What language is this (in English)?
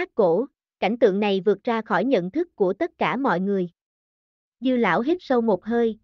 Vietnamese